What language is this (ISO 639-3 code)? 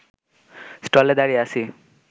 ben